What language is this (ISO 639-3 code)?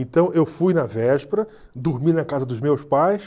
por